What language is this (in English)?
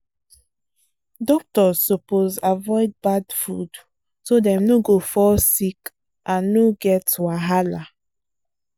Nigerian Pidgin